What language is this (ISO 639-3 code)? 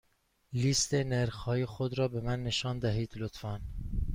fas